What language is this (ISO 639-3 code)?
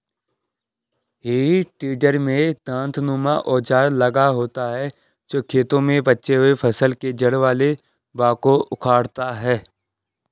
hin